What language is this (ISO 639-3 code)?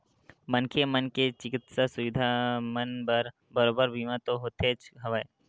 hne